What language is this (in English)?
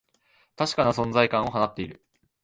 Japanese